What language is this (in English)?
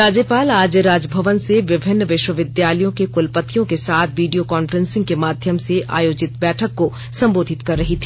Hindi